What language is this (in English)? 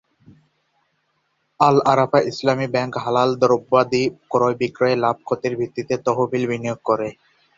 Bangla